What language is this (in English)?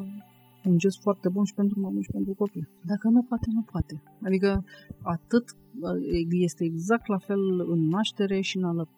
Romanian